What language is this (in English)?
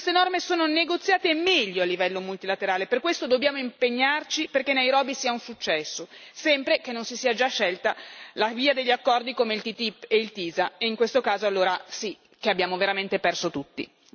Italian